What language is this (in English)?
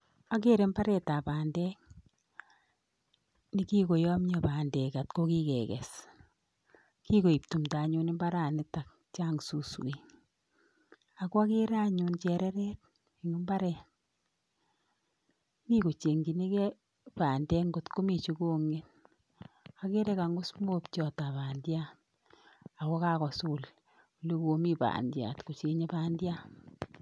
Kalenjin